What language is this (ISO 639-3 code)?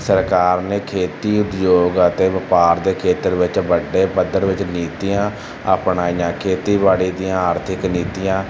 pan